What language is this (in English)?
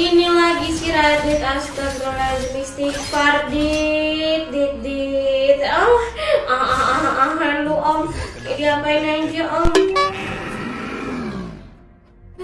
Indonesian